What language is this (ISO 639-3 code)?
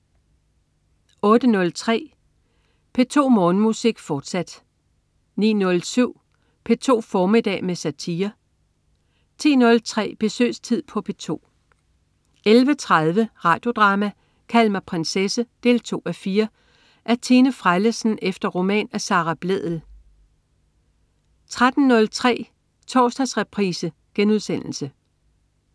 dan